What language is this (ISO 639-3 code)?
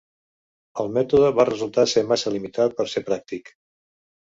cat